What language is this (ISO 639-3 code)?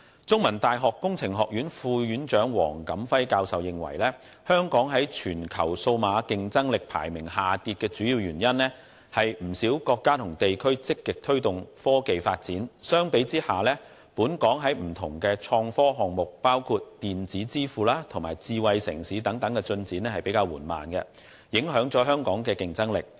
yue